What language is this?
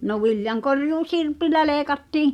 Finnish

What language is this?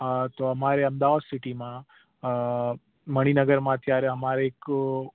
Gujarati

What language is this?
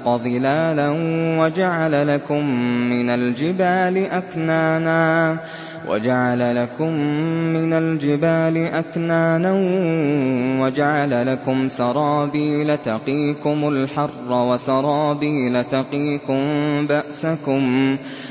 Arabic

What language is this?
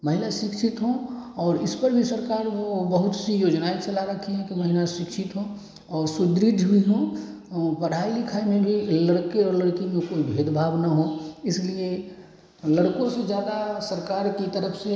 Hindi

